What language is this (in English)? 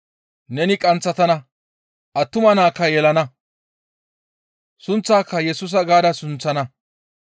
Gamo